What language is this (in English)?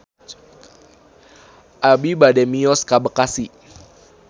Sundanese